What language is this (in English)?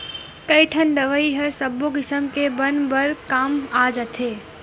Chhattisgarhi